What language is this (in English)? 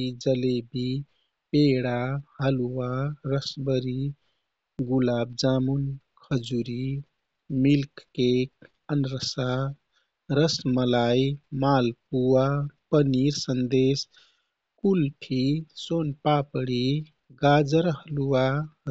Kathoriya Tharu